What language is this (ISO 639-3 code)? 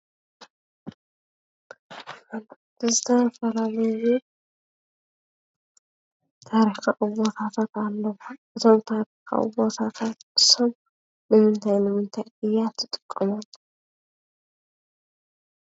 tir